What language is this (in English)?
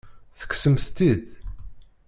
Kabyle